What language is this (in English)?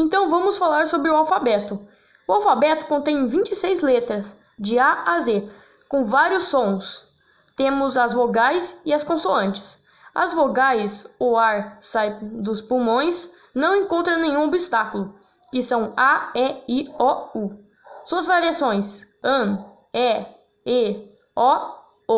Portuguese